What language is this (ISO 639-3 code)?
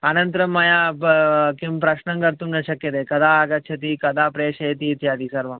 san